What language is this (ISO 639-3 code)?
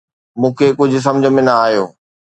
snd